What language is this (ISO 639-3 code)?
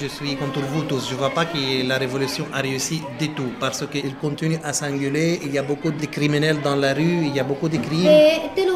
fra